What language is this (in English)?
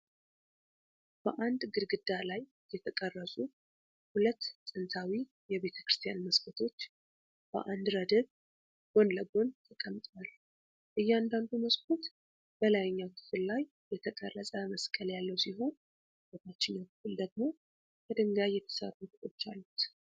Amharic